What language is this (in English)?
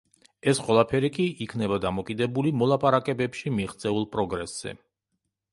Georgian